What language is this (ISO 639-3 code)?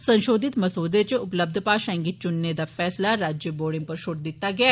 doi